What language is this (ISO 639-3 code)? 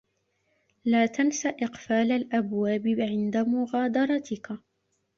ara